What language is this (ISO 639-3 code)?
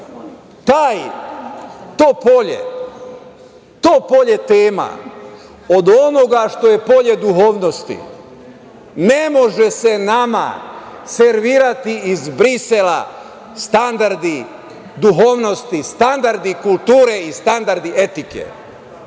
srp